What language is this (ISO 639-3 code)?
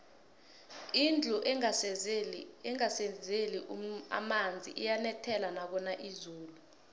nbl